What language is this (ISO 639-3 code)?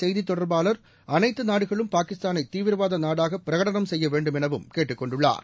tam